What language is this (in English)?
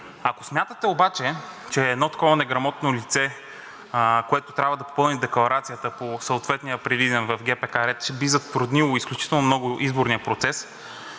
Bulgarian